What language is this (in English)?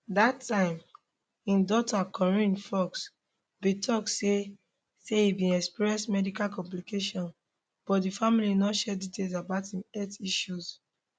Nigerian Pidgin